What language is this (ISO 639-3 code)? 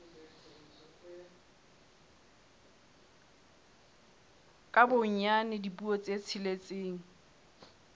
sot